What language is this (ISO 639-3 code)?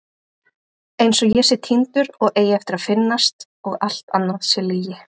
isl